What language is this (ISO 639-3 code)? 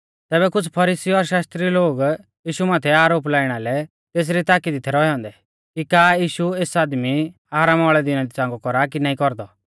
bfz